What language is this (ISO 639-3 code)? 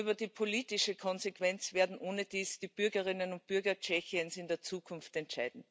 deu